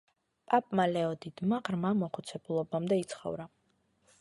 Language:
Georgian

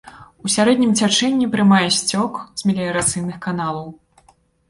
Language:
Belarusian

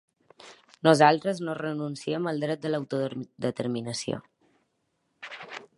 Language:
Catalan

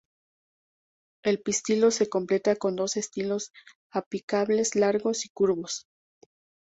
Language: Spanish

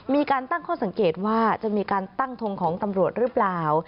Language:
Thai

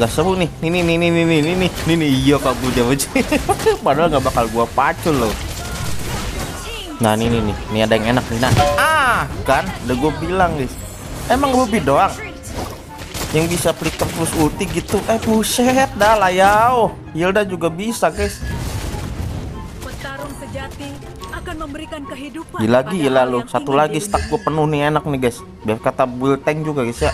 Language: Indonesian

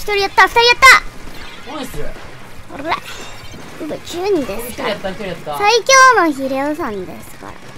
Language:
Japanese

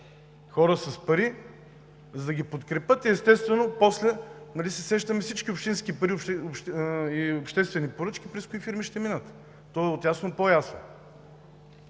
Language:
Bulgarian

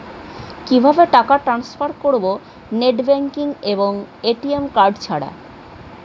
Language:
Bangla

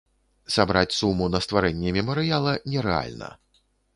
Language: Belarusian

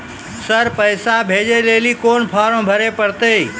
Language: Maithili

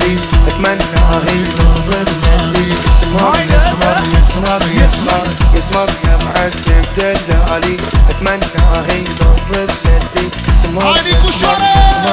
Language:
Arabic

